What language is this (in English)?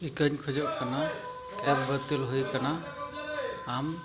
Santali